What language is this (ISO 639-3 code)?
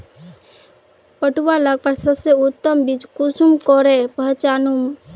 mag